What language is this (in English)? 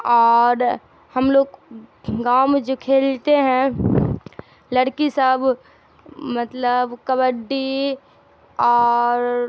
Urdu